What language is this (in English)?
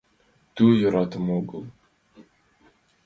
Mari